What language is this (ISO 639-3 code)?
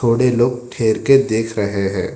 hin